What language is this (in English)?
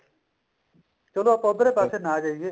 Punjabi